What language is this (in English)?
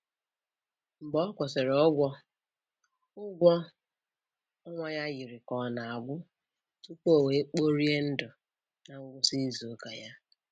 Igbo